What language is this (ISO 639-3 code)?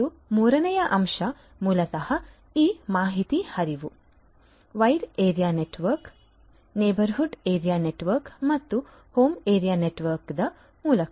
kan